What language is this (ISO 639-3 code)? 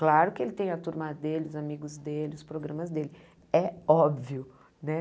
por